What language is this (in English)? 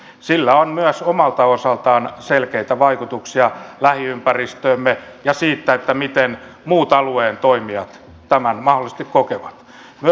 Finnish